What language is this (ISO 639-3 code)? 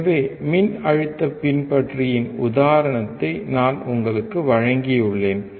tam